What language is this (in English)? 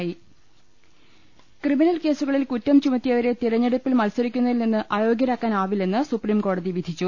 Malayalam